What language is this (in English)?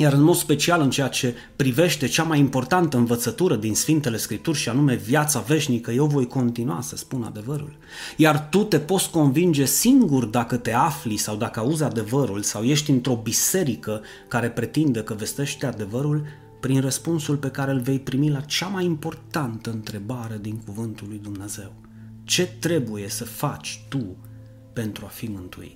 Romanian